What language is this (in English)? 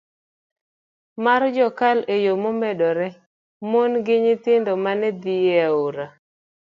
Luo (Kenya and Tanzania)